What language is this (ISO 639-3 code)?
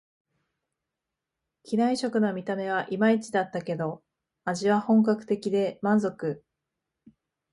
jpn